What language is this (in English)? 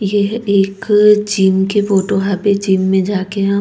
Chhattisgarhi